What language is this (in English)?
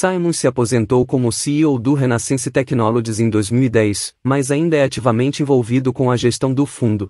Portuguese